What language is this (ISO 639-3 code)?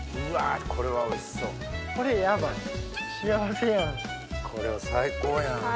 jpn